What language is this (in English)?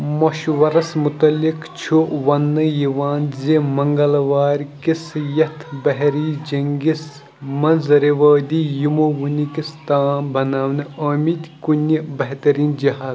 Kashmiri